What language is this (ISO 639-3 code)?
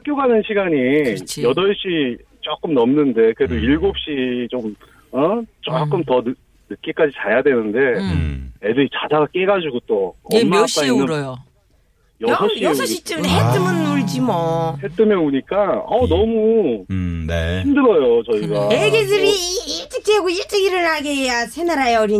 kor